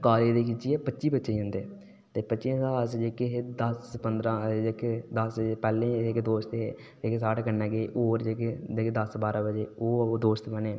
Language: Dogri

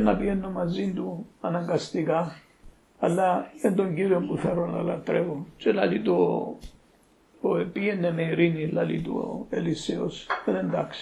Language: Greek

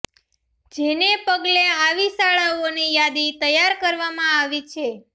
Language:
Gujarati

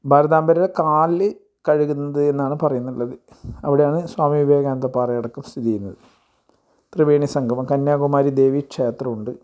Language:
Malayalam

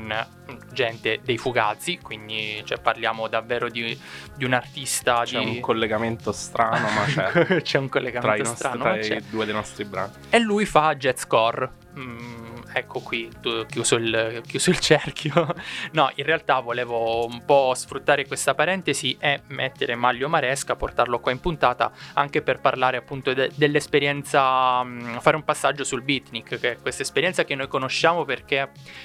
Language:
Italian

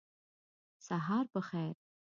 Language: Pashto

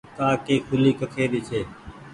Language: Goaria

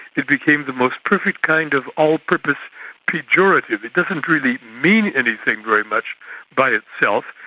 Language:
English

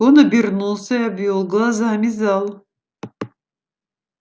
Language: Russian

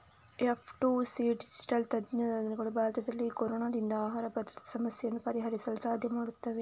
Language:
Kannada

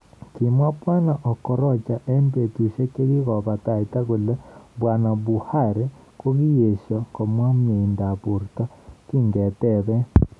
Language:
Kalenjin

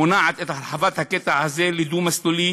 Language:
Hebrew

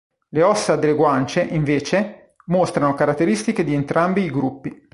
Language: Italian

